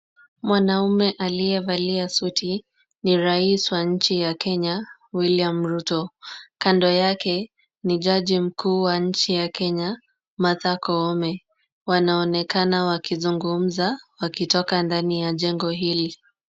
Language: Swahili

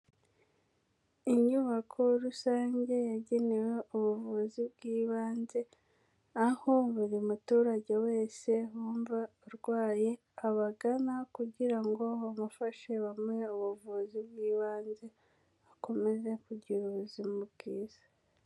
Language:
Kinyarwanda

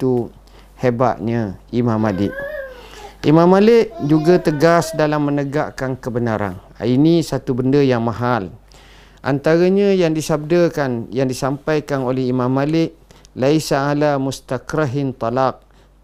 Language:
Malay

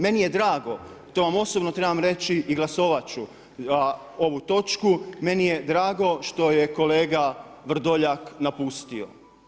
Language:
Croatian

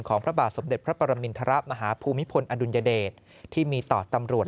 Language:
Thai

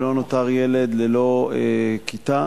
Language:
Hebrew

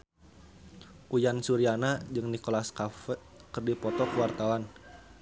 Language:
Sundanese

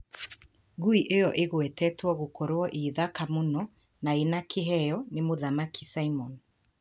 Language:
Kikuyu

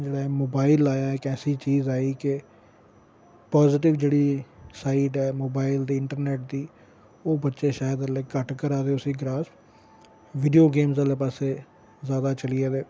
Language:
Dogri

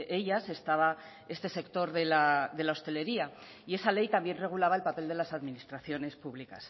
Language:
Spanish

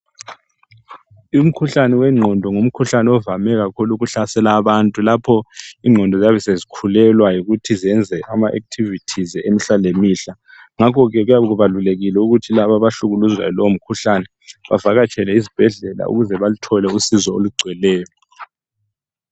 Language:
North Ndebele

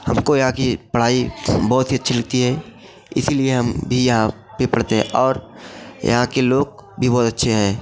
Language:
Hindi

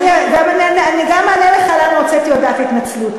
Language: Hebrew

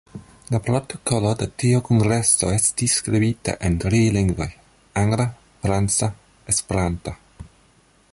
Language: Esperanto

